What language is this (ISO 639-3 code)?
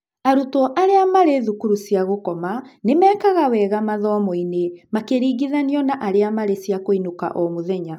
kik